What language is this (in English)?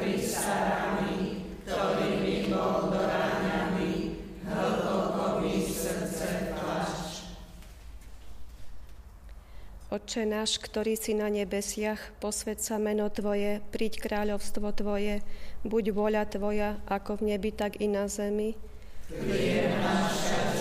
Slovak